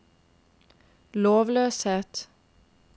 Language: Norwegian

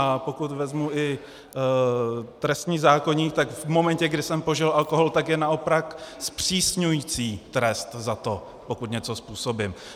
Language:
Czech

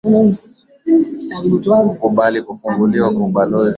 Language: Swahili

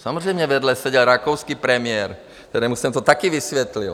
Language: Czech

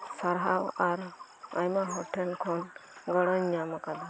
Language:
Santali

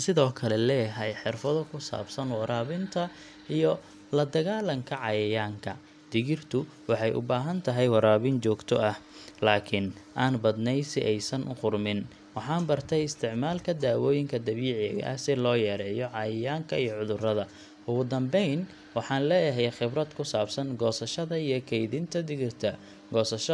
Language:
Somali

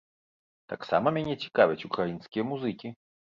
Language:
Belarusian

